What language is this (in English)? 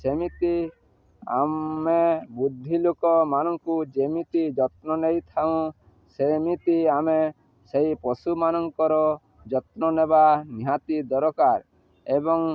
Odia